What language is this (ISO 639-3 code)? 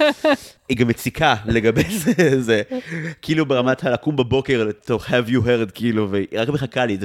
heb